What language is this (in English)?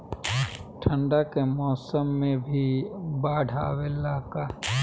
Bhojpuri